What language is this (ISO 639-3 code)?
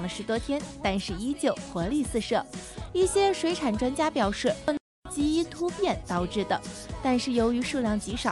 zho